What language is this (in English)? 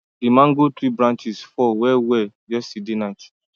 Nigerian Pidgin